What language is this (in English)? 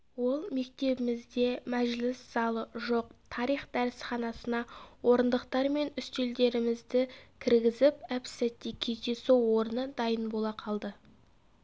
Kazakh